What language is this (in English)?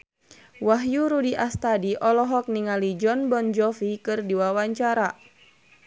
Sundanese